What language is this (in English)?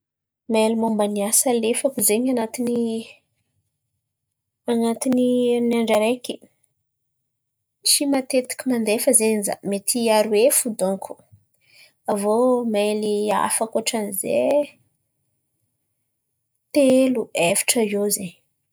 Antankarana Malagasy